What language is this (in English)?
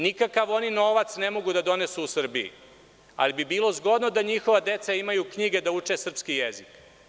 Serbian